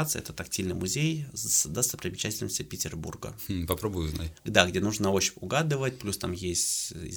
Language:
Russian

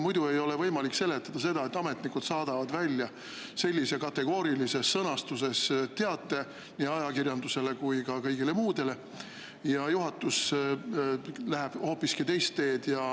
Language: Estonian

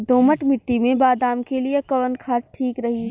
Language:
Bhojpuri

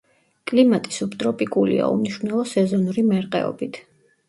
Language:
Georgian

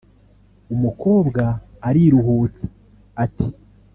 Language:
Kinyarwanda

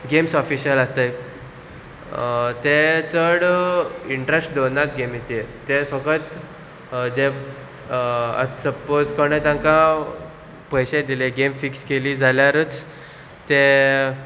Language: Konkani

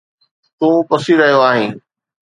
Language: Sindhi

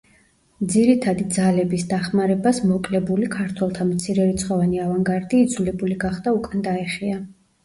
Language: Georgian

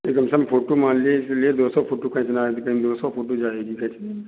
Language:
Hindi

